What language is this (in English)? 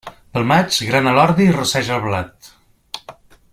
Catalan